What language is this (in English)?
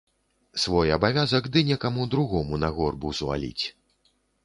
Belarusian